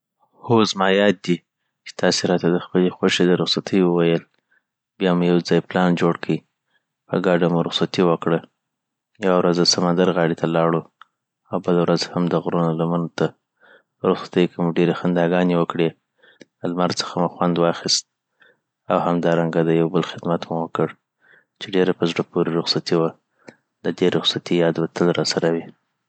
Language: Southern Pashto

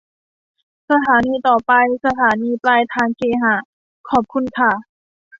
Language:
Thai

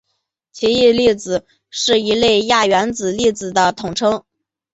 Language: Chinese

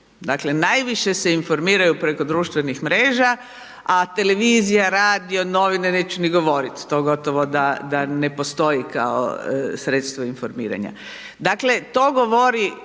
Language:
Croatian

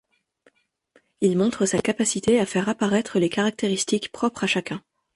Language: French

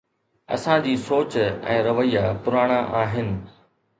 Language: Sindhi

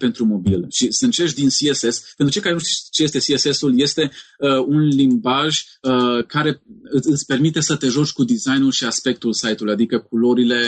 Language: Romanian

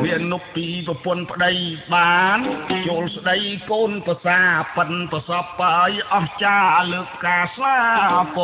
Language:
Vietnamese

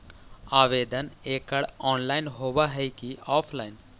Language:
Magahi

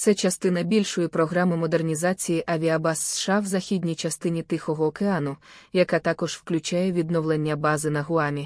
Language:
Ukrainian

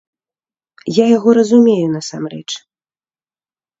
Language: Belarusian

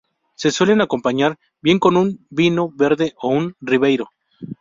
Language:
Spanish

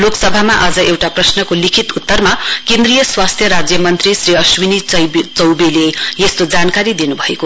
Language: Nepali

